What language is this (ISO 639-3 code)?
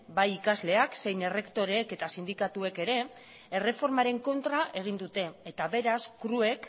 eus